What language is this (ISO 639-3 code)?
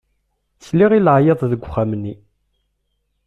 kab